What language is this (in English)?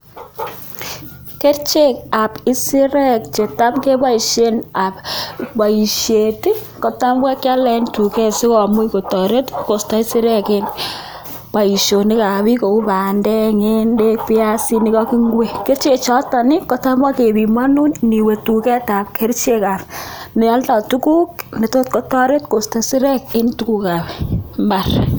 Kalenjin